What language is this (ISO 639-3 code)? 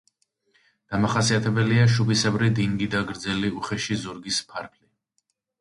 kat